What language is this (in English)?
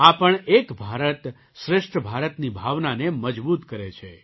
Gujarati